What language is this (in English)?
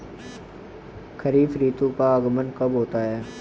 Hindi